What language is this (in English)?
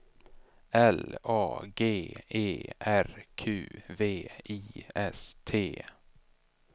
Swedish